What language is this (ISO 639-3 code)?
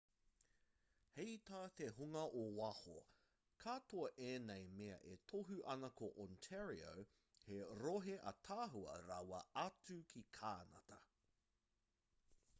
mri